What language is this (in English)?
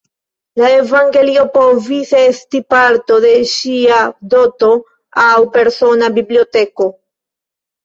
Esperanto